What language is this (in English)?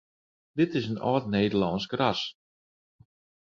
Western Frisian